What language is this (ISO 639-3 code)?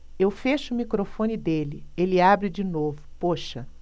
por